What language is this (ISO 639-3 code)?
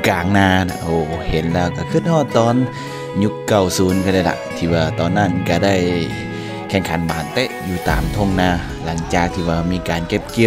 tha